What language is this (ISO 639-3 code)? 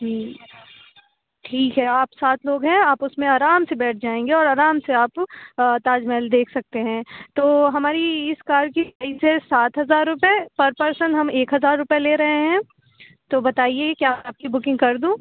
urd